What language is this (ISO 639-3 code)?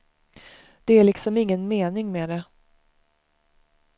swe